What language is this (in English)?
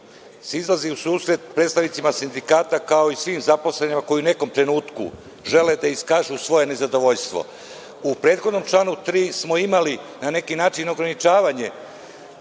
Serbian